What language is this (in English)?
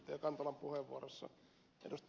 Finnish